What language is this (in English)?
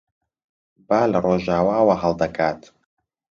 Central Kurdish